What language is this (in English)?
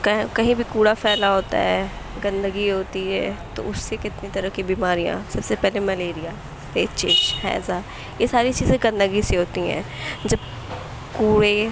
Urdu